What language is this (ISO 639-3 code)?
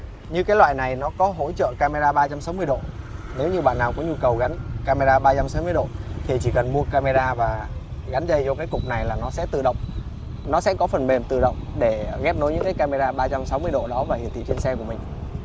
vie